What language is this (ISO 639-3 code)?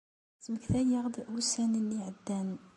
kab